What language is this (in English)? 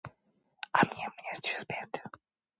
Korean